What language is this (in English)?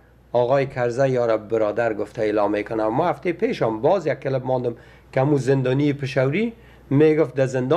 Persian